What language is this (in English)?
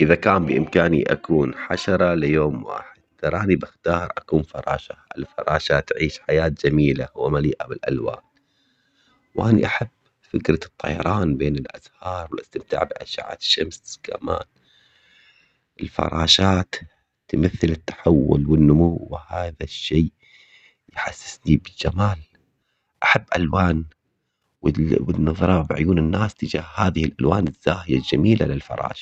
Omani Arabic